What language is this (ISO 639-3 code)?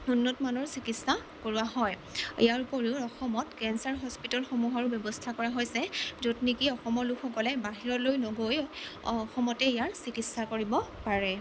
asm